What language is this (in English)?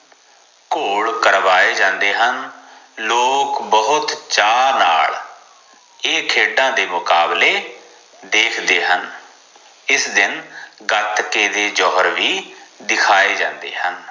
Punjabi